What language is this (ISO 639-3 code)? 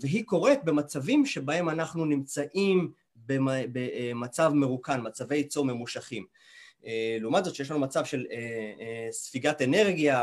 heb